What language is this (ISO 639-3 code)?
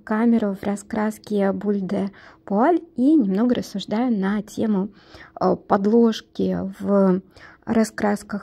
rus